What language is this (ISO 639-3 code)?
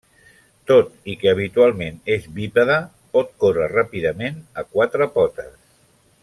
cat